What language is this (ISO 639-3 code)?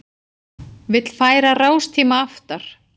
isl